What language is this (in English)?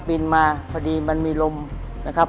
Thai